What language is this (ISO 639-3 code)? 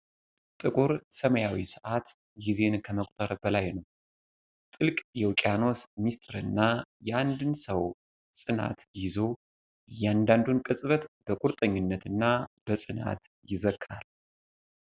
amh